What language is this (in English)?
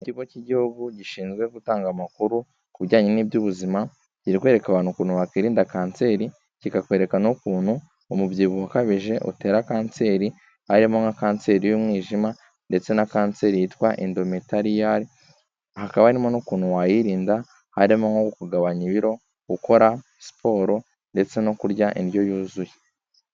Kinyarwanda